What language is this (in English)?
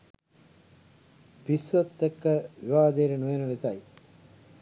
Sinhala